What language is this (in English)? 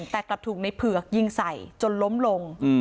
Thai